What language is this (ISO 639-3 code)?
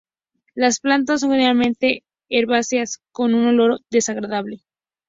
spa